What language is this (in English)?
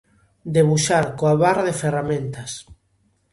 Galician